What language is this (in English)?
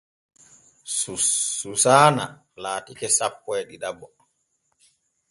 Borgu Fulfulde